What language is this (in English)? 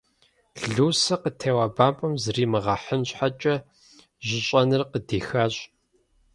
Kabardian